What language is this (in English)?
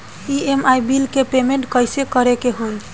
Bhojpuri